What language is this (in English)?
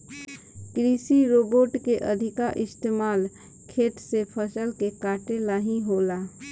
Bhojpuri